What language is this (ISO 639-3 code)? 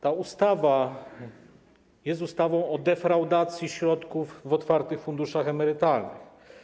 pol